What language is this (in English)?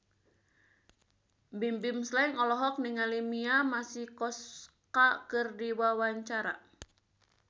Sundanese